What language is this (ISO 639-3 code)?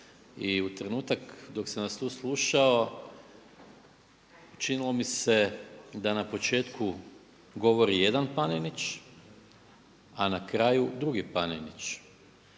hrv